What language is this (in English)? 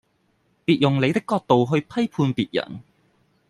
Cantonese